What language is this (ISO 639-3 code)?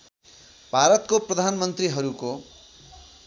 nep